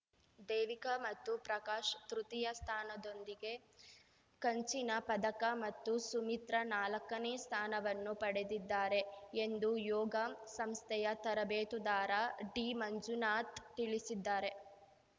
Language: Kannada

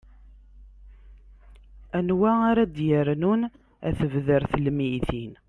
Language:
Kabyle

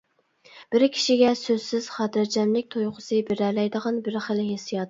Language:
Uyghur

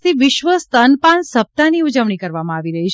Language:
Gujarati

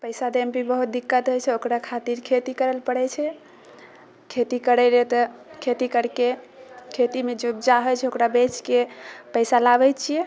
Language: Maithili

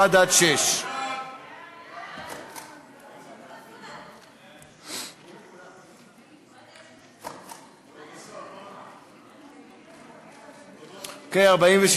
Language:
Hebrew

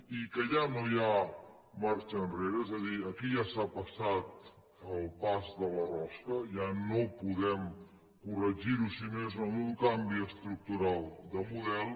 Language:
Catalan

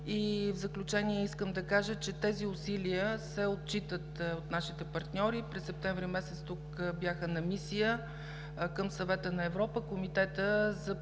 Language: Bulgarian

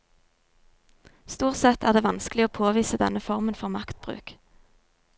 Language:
Norwegian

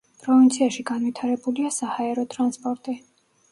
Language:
Georgian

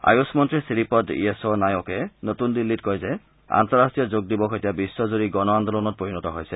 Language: Assamese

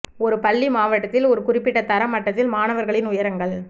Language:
Tamil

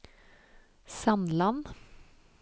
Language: Norwegian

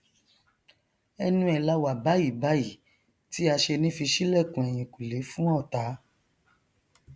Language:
Yoruba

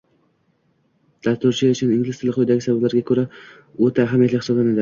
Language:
Uzbek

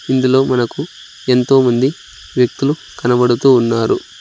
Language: Telugu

